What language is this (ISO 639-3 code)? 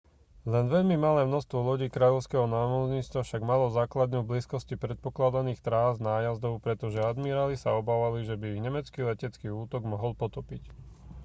slk